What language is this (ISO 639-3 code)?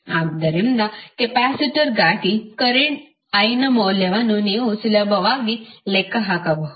kan